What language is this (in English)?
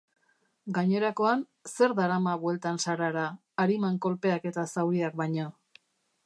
Basque